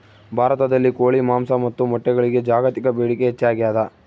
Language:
Kannada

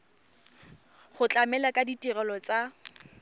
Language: Tswana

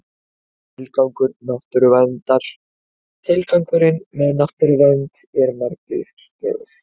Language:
Icelandic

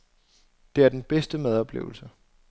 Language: Danish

